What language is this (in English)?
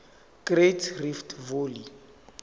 Zulu